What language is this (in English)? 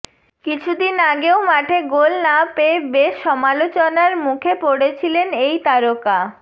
Bangla